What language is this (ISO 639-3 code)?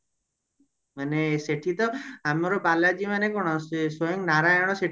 ori